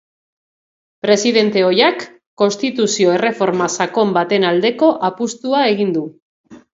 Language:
Basque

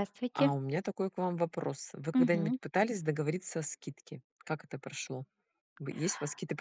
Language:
Russian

